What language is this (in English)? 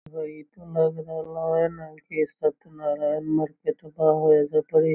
Magahi